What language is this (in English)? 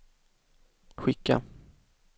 Swedish